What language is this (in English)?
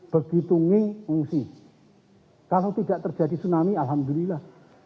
Indonesian